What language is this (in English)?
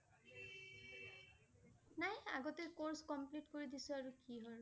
Assamese